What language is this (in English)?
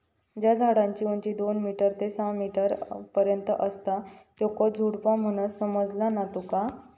Marathi